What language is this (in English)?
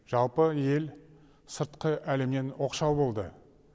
Kazakh